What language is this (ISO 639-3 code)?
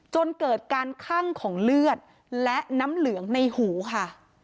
tha